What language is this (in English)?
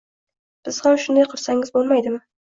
Uzbek